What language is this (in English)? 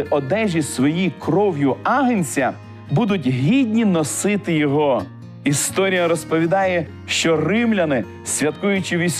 Ukrainian